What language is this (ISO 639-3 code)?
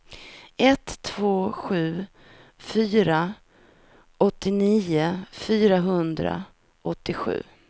swe